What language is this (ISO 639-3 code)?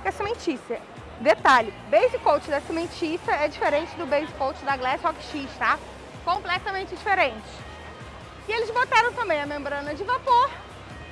por